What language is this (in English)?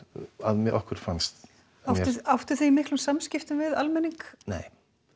Icelandic